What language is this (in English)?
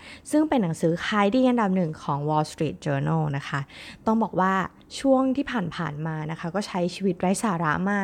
Thai